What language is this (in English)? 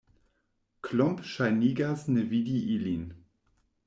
Esperanto